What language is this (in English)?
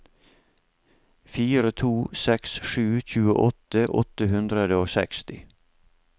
Norwegian